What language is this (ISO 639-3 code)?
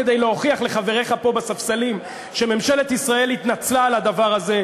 heb